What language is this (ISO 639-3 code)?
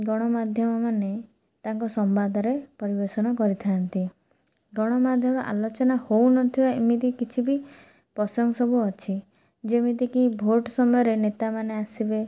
ori